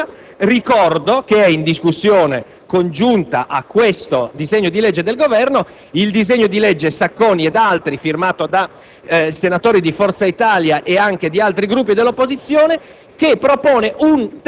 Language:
Italian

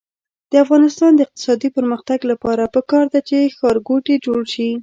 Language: Pashto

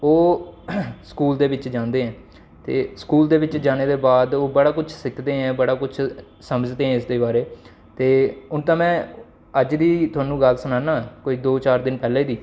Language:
Dogri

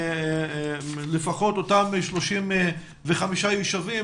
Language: Hebrew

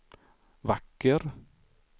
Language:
Swedish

